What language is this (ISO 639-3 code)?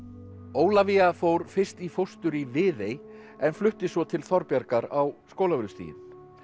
isl